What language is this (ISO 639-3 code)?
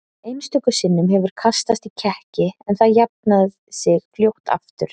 isl